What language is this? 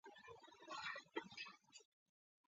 Chinese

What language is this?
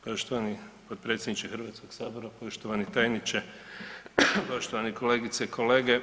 Croatian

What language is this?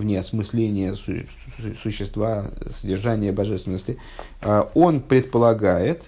Russian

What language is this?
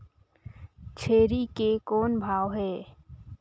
Chhattisgarhi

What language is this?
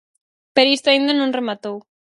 Galician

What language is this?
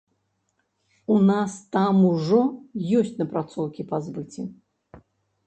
Belarusian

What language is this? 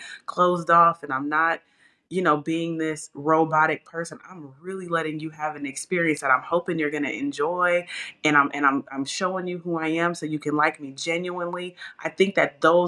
English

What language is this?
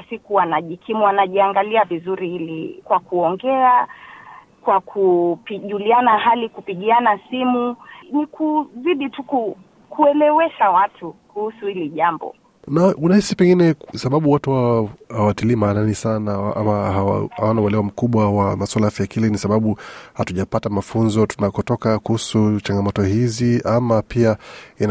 Swahili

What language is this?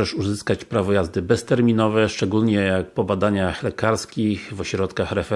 Polish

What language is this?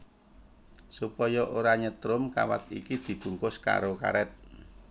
Javanese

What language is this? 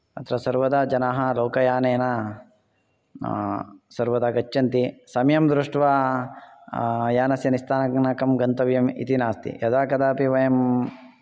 Sanskrit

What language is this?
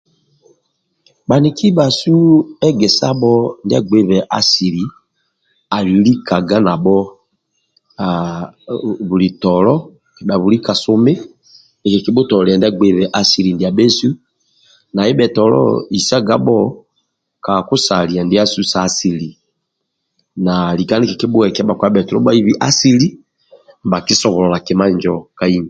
Amba (Uganda)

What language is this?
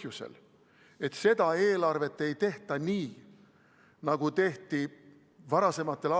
Estonian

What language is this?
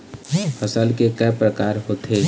Chhattisgarhi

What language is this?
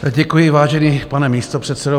Czech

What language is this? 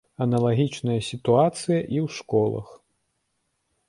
Belarusian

